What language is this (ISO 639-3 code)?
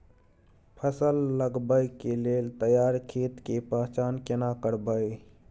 mai